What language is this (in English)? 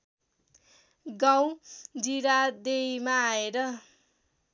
Nepali